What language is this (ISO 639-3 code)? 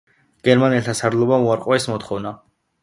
kat